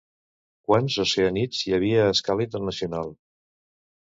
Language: Catalan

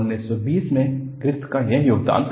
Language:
Hindi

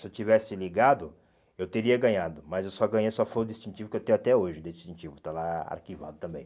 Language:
Portuguese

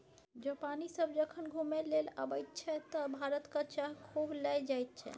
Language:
Maithili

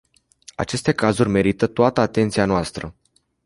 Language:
Romanian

